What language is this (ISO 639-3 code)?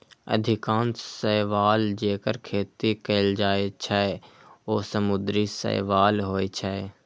mai